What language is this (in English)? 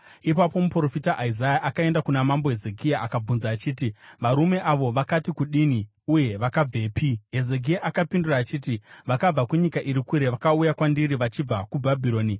Shona